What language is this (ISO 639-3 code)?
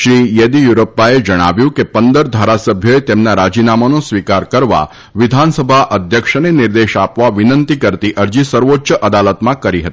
guj